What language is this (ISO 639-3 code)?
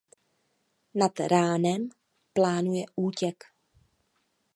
ces